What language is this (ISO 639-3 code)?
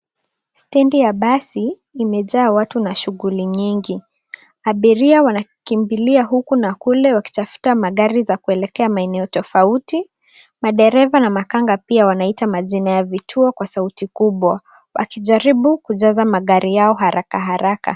swa